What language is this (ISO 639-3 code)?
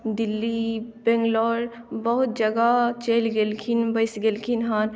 mai